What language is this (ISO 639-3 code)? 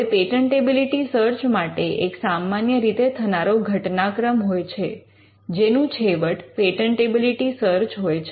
guj